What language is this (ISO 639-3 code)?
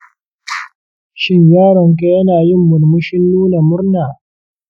hau